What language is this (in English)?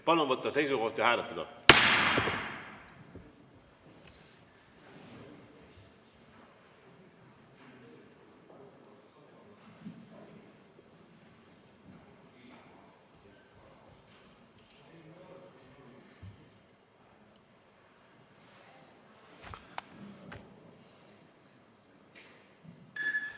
Estonian